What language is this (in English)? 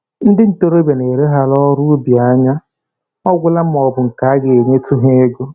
Igbo